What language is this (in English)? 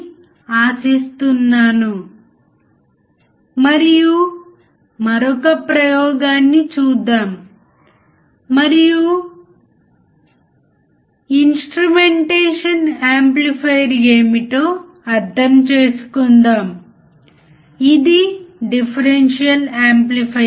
Telugu